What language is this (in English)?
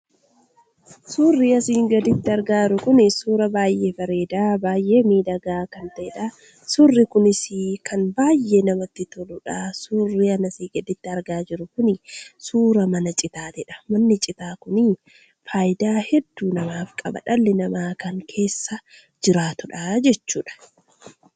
Oromo